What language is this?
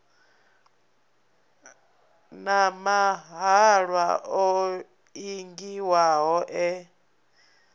Venda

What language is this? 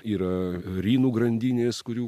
Lithuanian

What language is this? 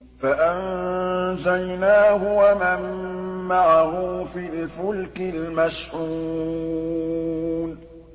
Arabic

